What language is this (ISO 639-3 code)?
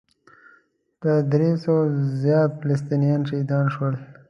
pus